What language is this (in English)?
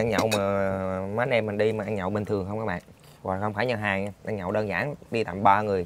Vietnamese